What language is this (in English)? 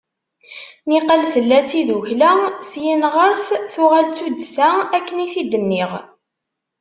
Kabyle